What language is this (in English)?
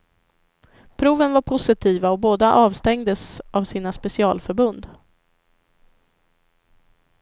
Swedish